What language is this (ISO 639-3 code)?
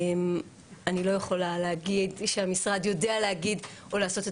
heb